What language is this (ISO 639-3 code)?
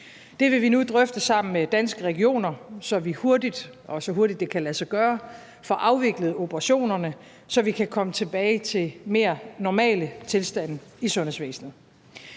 dan